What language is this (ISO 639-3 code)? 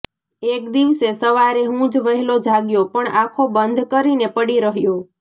guj